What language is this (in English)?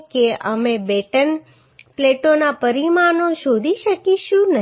Gujarati